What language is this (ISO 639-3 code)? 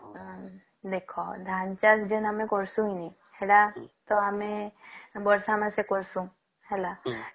ori